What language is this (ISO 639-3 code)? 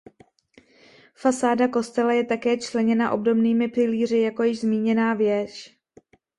ces